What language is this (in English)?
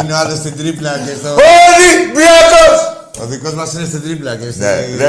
Greek